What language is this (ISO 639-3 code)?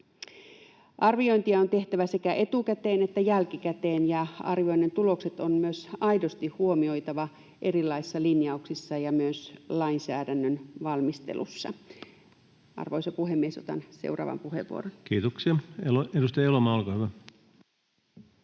fin